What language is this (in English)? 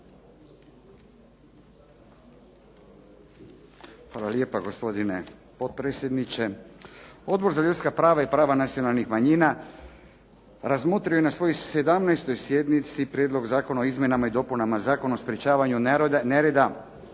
Croatian